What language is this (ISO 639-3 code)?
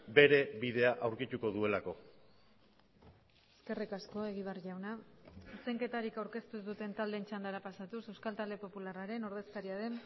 eus